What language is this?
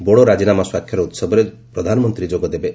Odia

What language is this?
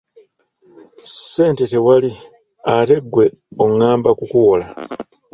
Ganda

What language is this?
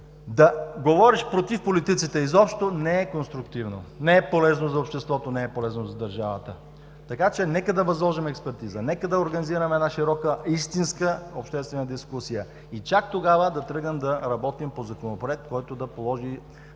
Bulgarian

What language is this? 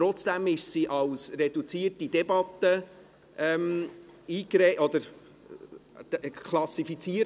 Swiss German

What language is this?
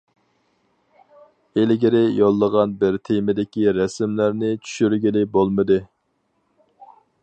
Uyghur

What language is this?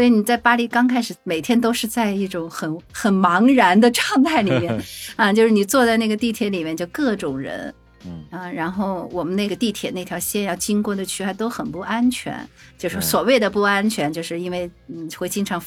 Chinese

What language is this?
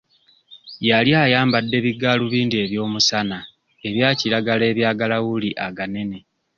Ganda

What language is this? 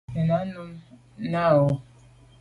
Medumba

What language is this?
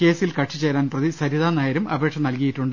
Malayalam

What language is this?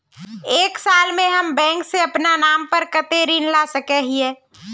Magahi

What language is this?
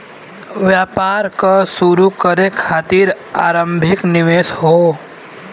Bhojpuri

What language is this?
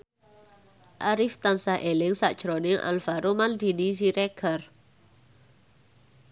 Javanese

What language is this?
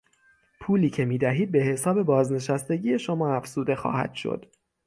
Persian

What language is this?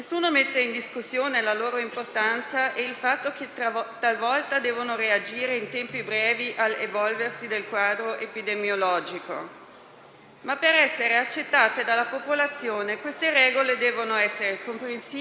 Italian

